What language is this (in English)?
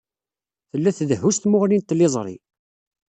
Kabyle